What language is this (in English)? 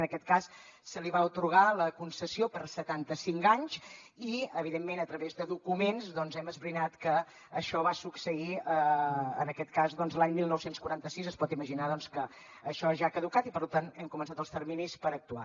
Catalan